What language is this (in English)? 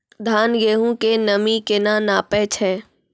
Maithili